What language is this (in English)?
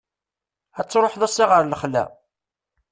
Kabyle